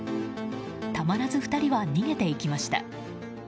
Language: Japanese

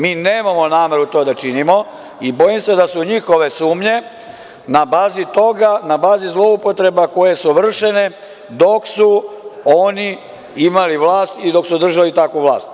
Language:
Serbian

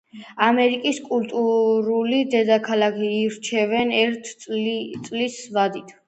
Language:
Georgian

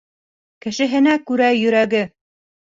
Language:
Bashkir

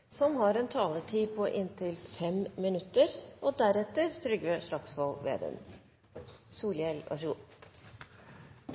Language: Norwegian Bokmål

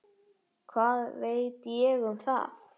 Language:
Icelandic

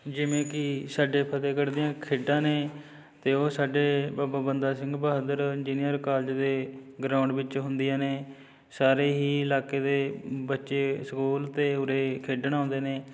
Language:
Punjabi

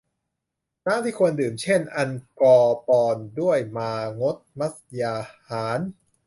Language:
Thai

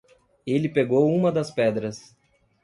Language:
Portuguese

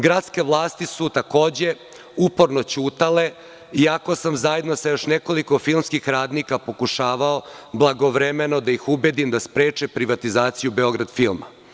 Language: Serbian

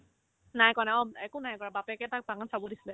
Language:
Assamese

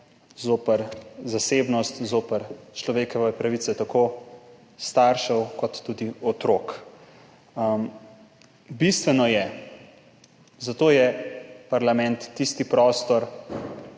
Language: Slovenian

